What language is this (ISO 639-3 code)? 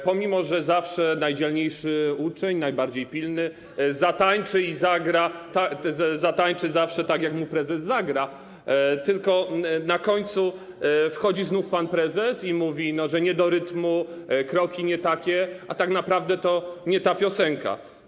pol